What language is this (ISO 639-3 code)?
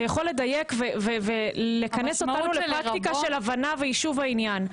heb